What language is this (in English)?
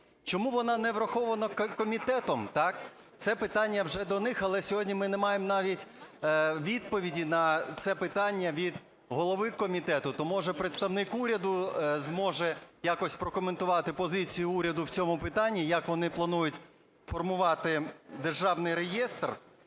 Ukrainian